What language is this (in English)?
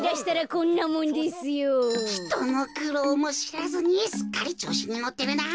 Japanese